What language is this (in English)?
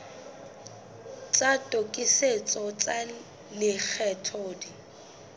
Southern Sotho